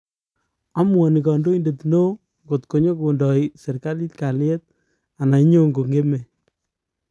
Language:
Kalenjin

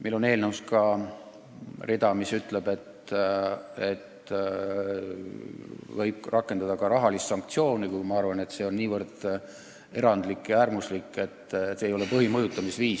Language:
Estonian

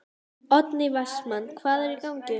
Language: Icelandic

